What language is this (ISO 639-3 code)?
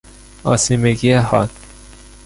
fas